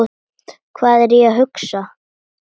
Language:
Icelandic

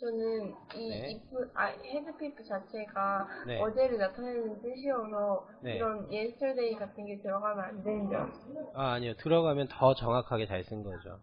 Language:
Korean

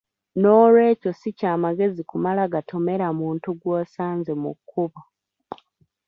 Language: Ganda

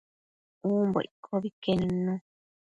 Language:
Matsés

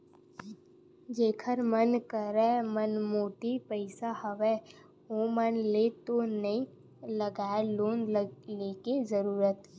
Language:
Chhattisgarhi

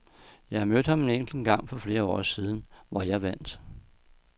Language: Danish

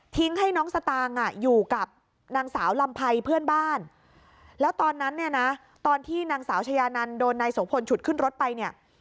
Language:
Thai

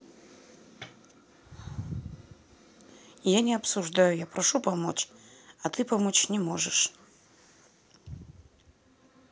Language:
Russian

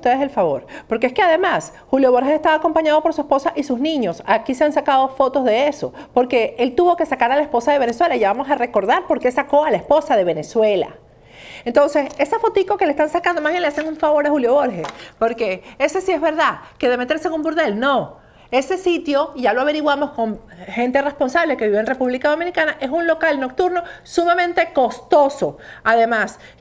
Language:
Spanish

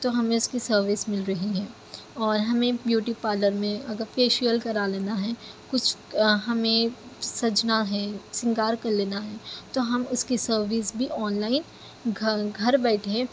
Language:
Urdu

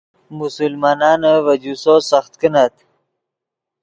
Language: Yidgha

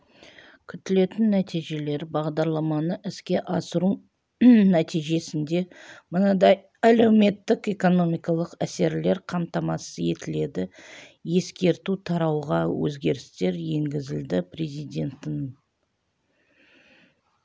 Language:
Kazakh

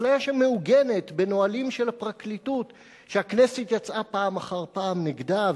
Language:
Hebrew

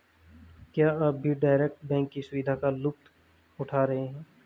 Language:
Hindi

